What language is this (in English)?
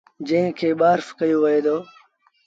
Sindhi Bhil